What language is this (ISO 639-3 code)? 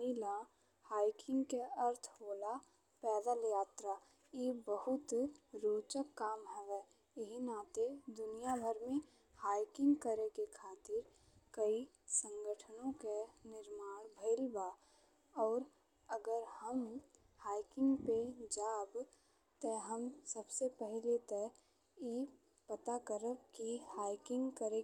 bho